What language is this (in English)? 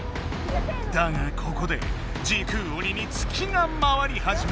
Japanese